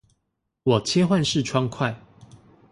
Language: Chinese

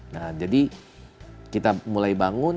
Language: Indonesian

